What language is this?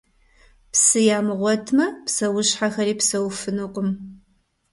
Kabardian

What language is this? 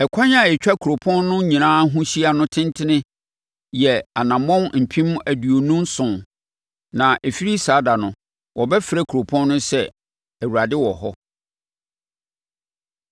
Akan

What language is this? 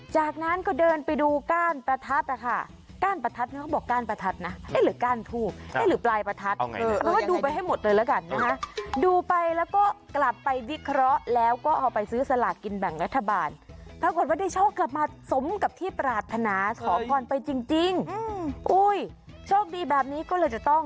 Thai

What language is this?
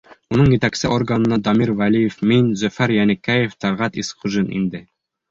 Bashkir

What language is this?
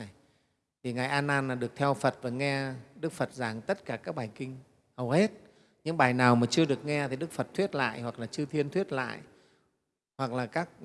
Vietnamese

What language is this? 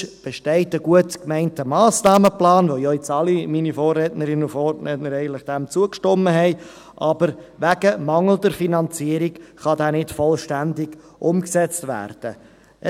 Swiss German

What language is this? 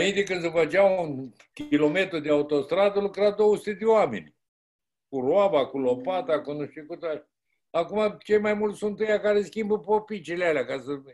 Romanian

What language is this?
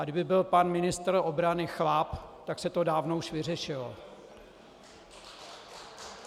Czech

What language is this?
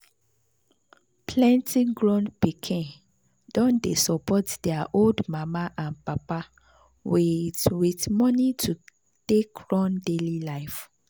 Nigerian Pidgin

